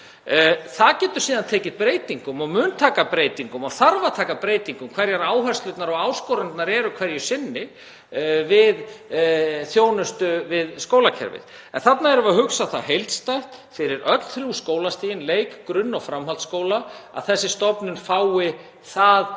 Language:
Icelandic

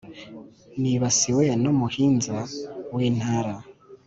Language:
Kinyarwanda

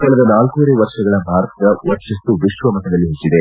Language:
Kannada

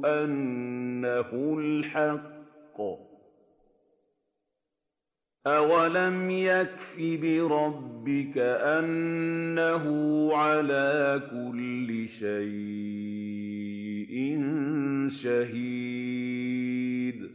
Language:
Arabic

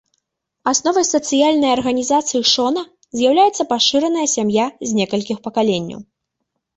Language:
Belarusian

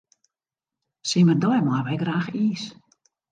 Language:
Western Frisian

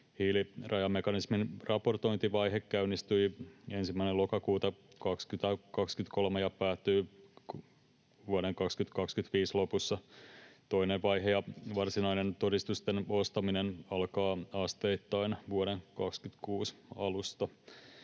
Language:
Finnish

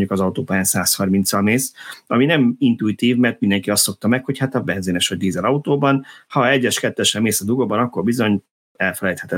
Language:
Hungarian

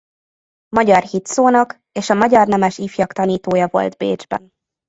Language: Hungarian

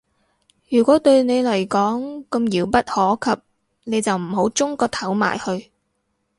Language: Cantonese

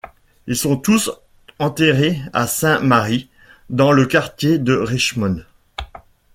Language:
French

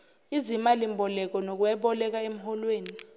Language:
Zulu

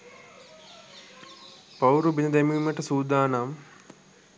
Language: Sinhala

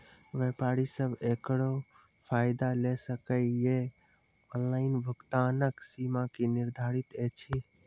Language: Maithili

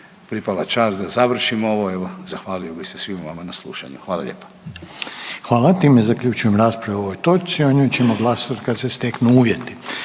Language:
Croatian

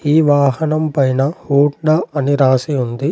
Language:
Telugu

